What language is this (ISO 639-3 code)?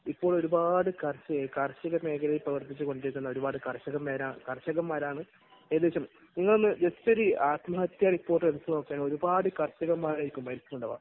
mal